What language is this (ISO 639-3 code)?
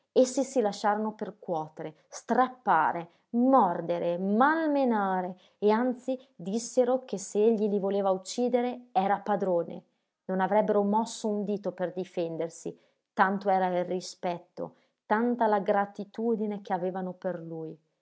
ita